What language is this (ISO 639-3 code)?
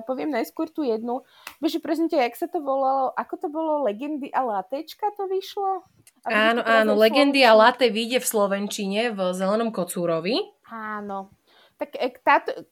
slk